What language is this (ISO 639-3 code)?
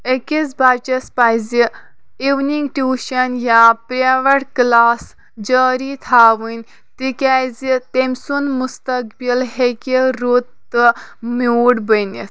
kas